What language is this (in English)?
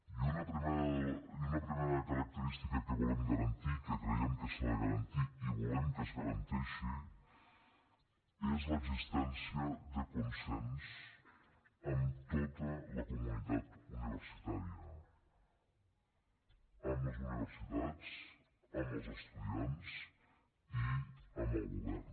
Catalan